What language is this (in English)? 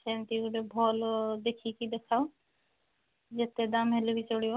Odia